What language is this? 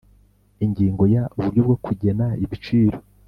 Kinyarwanda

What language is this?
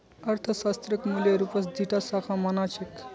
Magahi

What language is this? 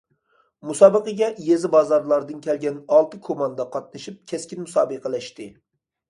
Uyghur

